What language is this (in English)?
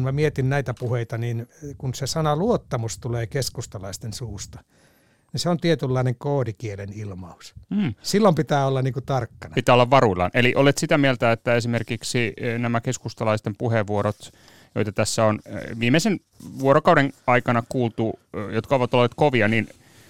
Finnish